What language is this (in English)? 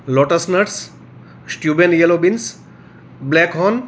Gujarati